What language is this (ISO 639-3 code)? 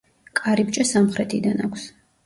kat